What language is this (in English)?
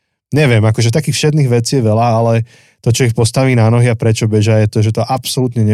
Slovak